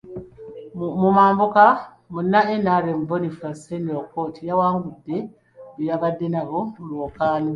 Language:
Ganda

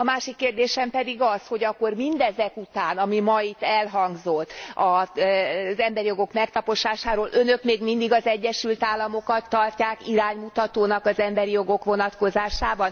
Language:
Hungarian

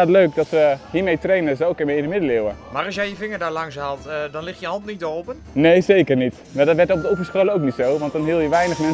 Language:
Dutch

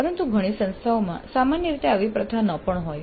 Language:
Gujarati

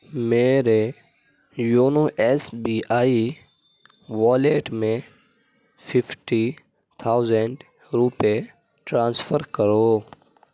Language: Urdu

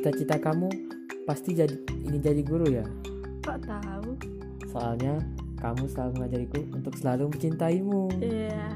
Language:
Indonesian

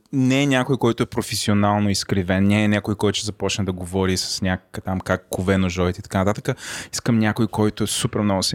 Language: Bulgarian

